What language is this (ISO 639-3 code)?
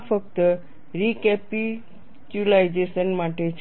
guj